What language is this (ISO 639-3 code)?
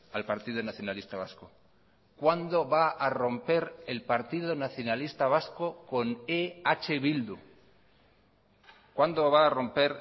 spa